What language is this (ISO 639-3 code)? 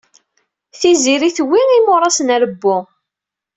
kab